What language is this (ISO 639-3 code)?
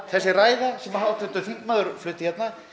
isl